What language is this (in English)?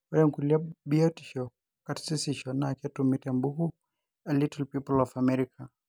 Masai